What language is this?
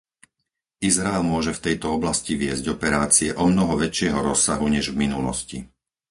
Slovak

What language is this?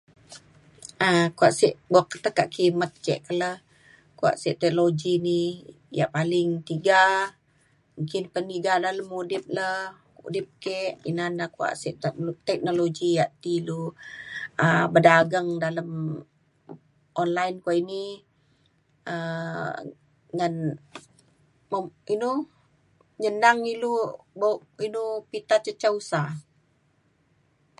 Mainstream Kenyah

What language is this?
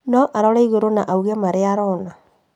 Kikuyu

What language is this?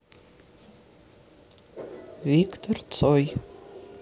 Russian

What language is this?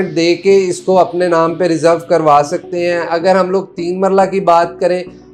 Hindi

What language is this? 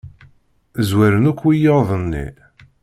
Kabyle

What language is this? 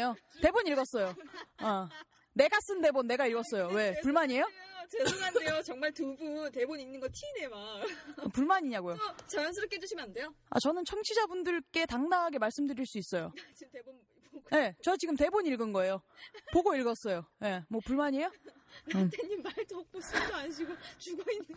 Korean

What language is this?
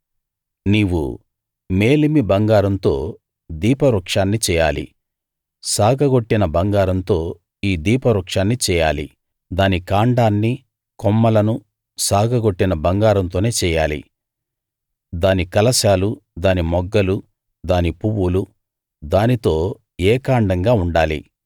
Telugu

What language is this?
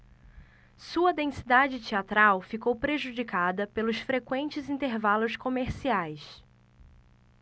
Portuguese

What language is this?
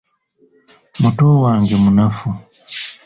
Ganda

